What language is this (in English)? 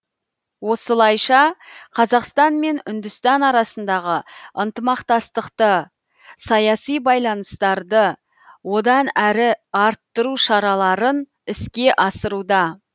Kazakh